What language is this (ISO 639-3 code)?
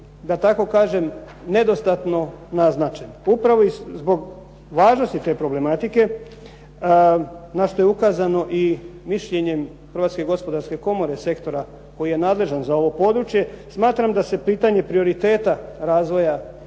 hrv